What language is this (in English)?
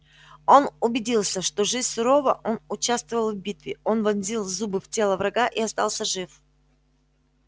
Russian